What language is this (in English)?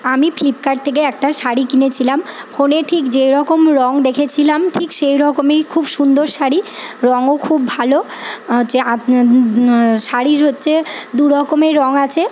Bangla